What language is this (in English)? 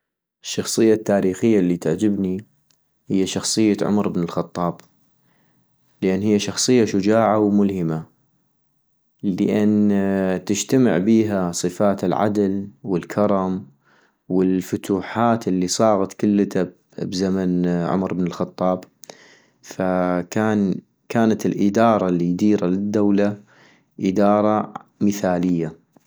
North Mesopotamian Arabic